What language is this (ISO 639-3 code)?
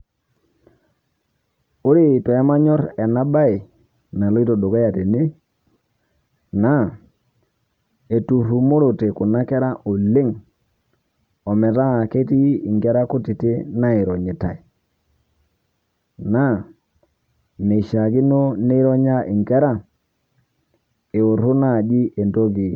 mas